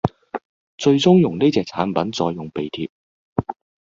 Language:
Cantonese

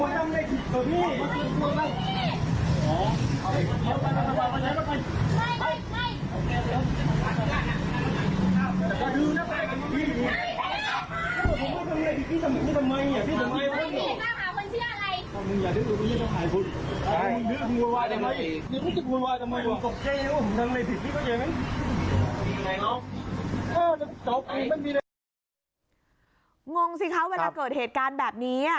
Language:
Thai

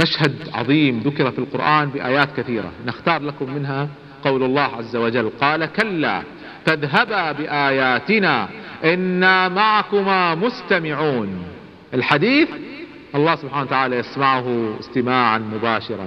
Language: Arabic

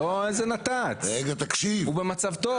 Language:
Hebrew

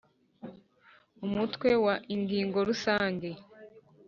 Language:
Kinyarwanda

